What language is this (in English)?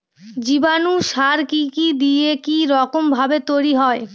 Bangla